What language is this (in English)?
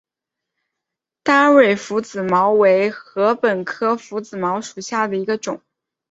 Chinese